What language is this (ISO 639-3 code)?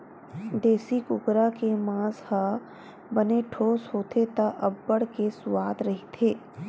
hne